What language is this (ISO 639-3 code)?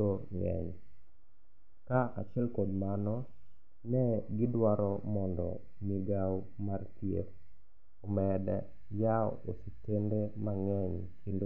luo